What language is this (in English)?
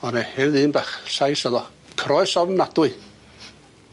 Welsh